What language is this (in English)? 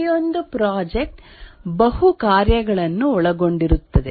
Kannada